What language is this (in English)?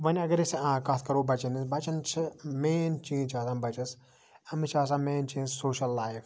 Kashmiri